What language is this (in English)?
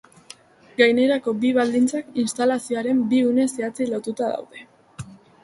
Basque